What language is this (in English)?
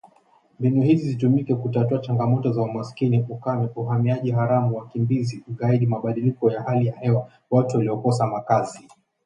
Swahili